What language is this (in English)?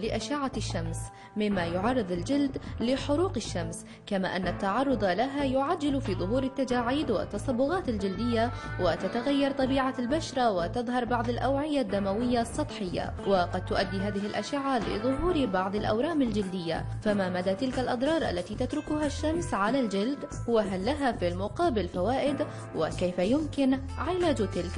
Arabic